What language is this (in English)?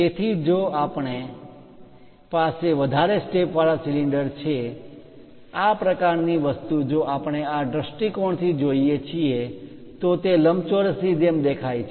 Gujarati